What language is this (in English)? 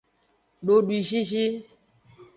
Aja (Benin)